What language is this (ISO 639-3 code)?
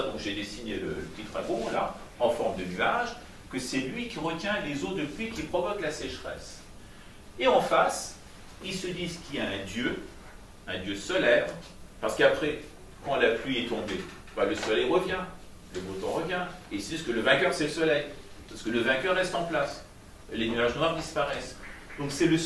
fra